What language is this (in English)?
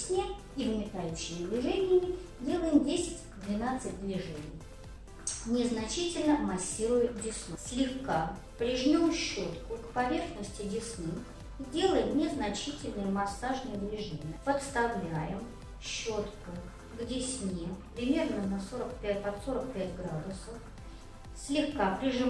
Russian